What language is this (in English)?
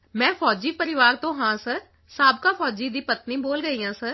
Punjabi